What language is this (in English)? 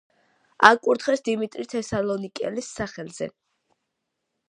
Georgian